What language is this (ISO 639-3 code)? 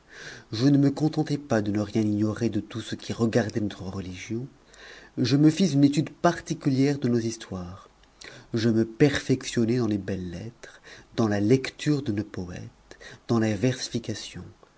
fra